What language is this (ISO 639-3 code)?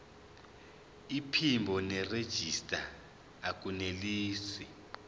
zul